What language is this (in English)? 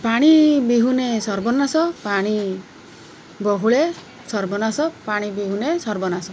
Odia